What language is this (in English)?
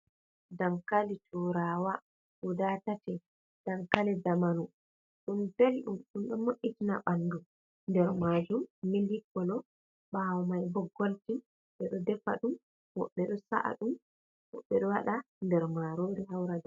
Fula